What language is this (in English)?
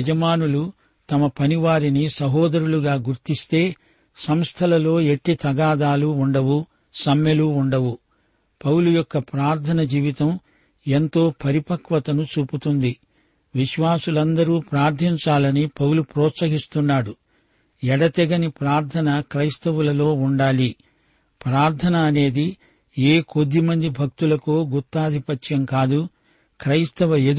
Telugu